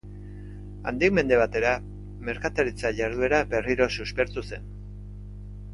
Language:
Basque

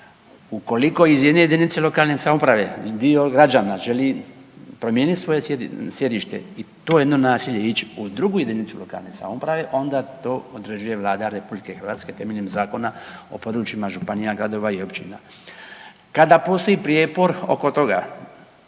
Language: Croatian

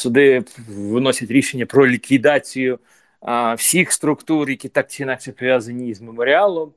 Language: Ukrainian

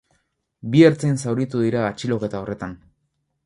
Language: Basque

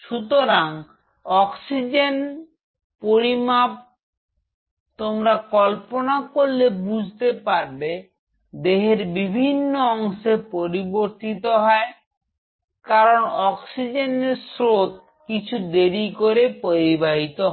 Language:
Bangla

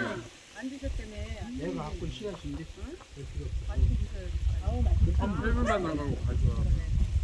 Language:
Korean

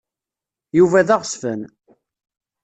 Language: Kabyle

